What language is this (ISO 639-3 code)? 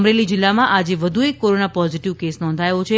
guj